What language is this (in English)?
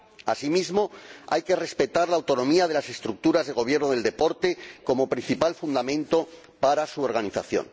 Spanish